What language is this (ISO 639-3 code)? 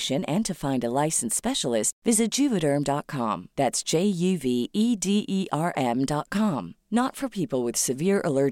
fil